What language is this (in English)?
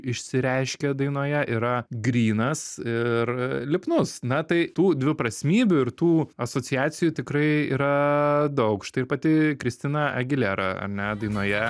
Lithuanian